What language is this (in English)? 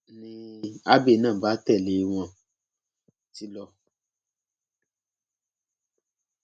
Yoruba